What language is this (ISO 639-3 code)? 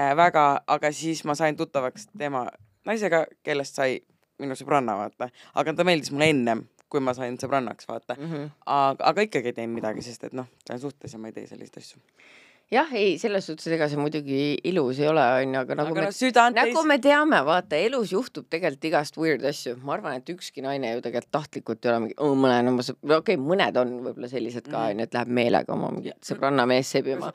fin